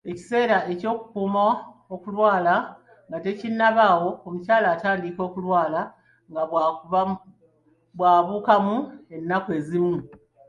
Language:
Ganda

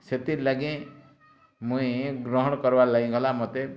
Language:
Odia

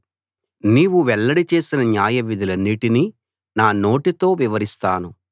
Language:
Telugu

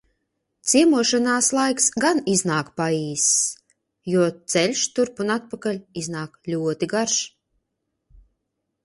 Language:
Latvian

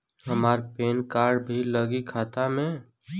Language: Bhojpuri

